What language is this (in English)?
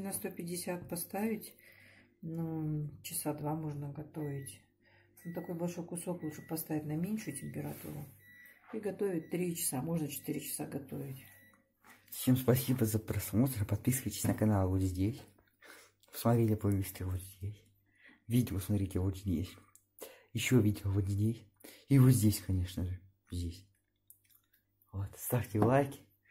Russian